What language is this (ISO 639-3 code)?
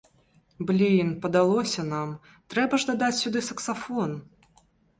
bel